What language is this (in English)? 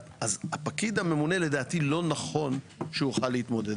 Hebrew